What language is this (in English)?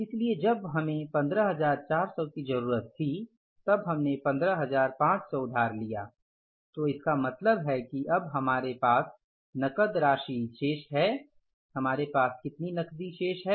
Hindi